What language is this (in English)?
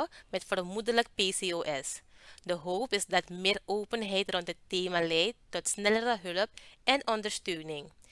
Dutch